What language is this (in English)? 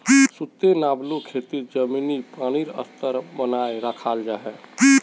Magahi